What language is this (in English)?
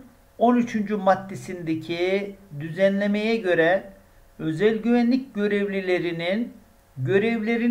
Turkish